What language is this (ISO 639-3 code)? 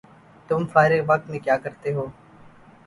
urd